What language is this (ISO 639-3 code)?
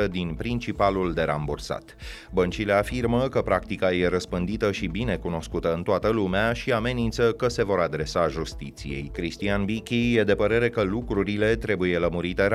ron